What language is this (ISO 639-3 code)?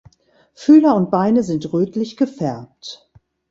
deu